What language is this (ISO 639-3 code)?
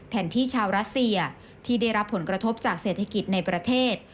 tha